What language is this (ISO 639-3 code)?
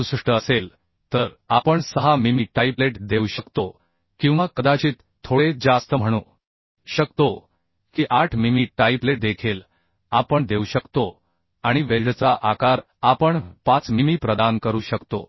mar